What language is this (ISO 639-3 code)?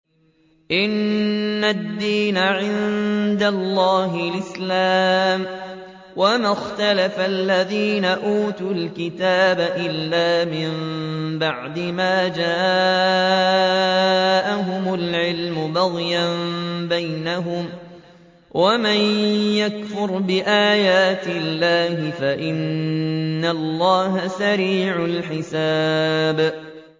ara